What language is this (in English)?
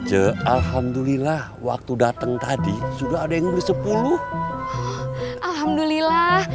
Indonesian